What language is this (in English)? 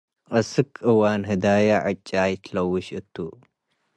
Tigre